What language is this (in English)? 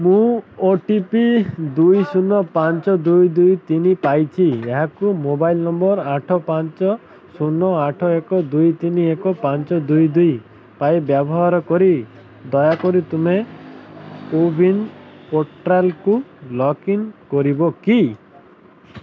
Odia